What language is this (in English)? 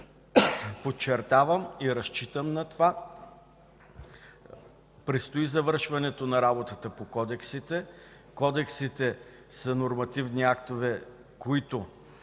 Bulgarian